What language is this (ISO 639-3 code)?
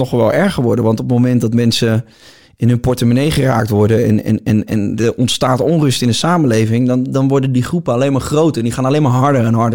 nld